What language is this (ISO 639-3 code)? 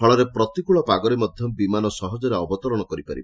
ori